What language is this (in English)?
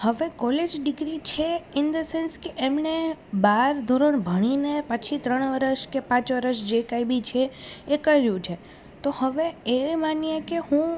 Gujarati